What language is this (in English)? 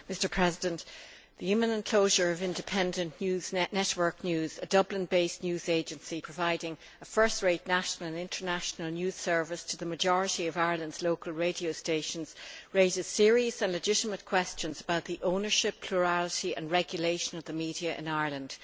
English